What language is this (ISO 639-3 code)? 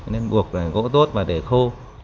vie